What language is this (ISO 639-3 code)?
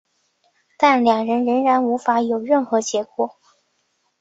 zho